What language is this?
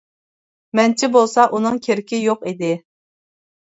Uyghur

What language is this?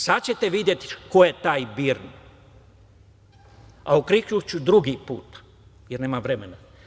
Serbian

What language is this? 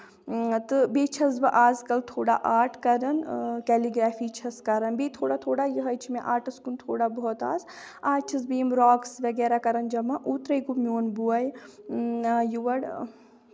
Kashmiri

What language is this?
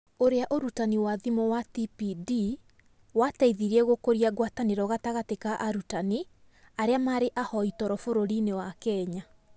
Kikuyu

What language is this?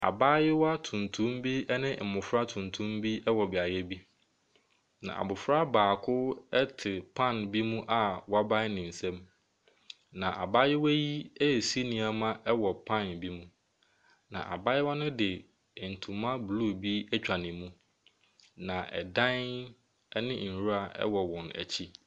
Akan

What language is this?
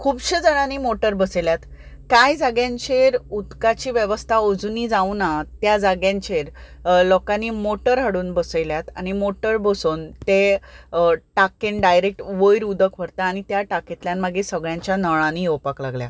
Konkani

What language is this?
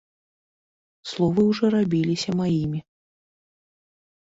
Belarusian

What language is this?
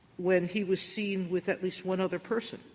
English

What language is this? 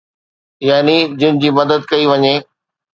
Sindhi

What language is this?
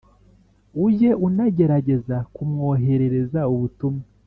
Kinyarwanda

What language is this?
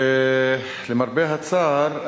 Hebrew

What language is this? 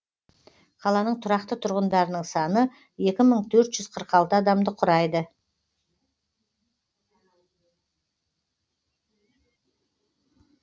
Kazakh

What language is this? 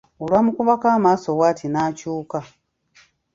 Ganda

